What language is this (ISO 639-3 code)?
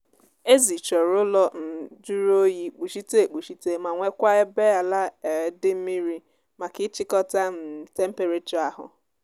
ibo